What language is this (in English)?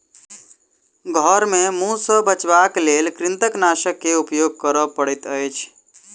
Maithili